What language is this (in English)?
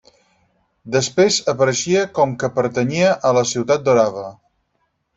Catalan